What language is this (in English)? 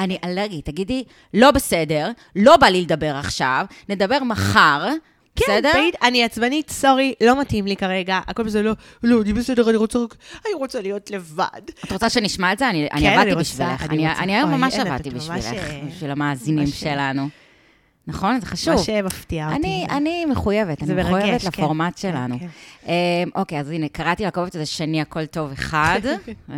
Hebrew